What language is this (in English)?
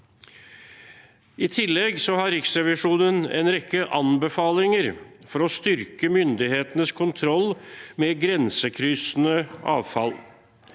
Norwegian